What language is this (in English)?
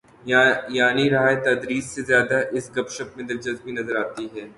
Urdu